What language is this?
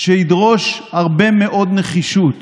Hebrew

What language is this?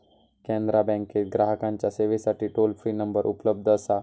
Marathi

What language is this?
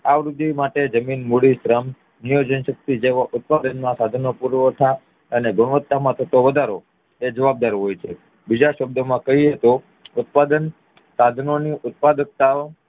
Gujarati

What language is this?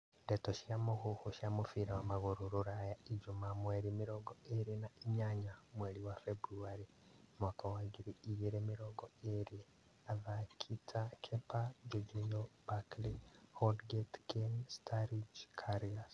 Kikuyu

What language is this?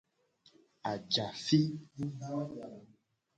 Gen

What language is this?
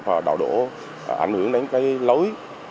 Vietnamese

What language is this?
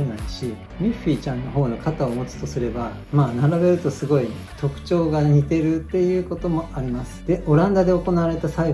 Japanese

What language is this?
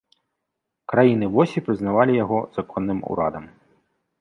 Belarusian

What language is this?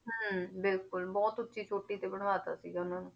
Punjabi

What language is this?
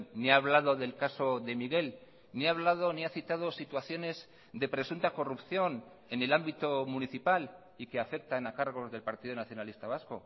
Spanish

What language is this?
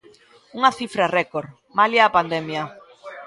Galician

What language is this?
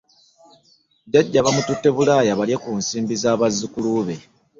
Ganda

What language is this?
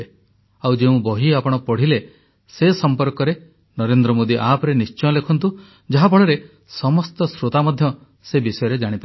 Odia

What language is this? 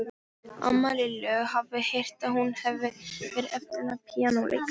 Icelandic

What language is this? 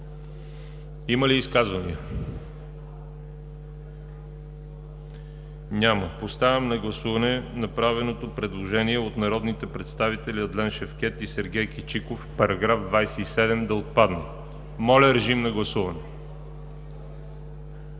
Bulgarian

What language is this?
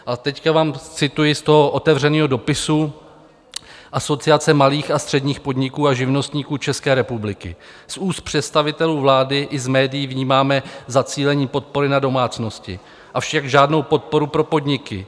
Czech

